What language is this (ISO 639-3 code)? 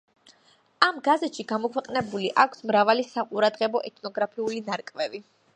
kat